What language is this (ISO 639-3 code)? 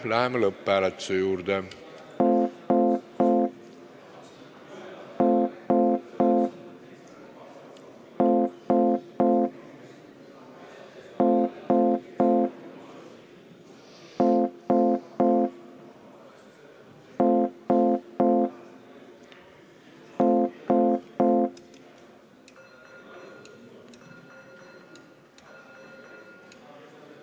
est